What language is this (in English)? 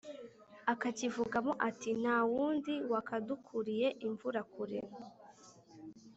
Kinyarwanda